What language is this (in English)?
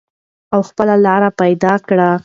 Pashto